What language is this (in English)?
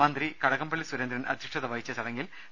Malayalam